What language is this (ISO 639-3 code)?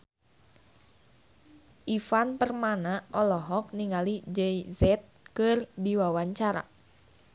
sun